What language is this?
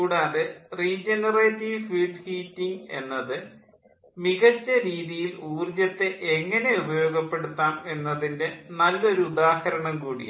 Malayalam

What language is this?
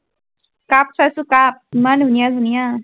Assamese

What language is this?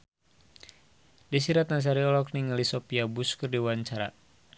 Sundanese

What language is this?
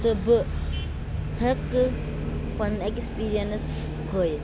Kashmiri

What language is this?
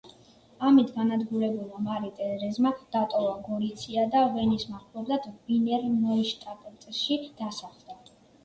Georgian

